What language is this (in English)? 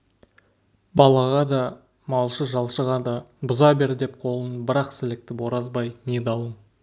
Kazakh